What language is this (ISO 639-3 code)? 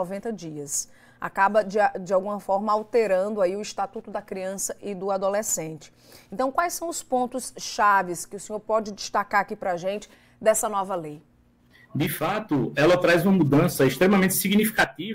por